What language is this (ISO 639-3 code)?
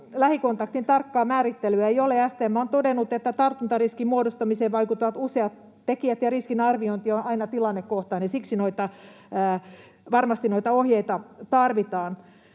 fin